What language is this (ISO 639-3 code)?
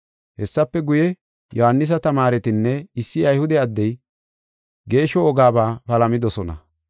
gof